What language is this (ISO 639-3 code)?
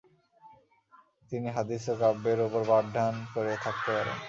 ben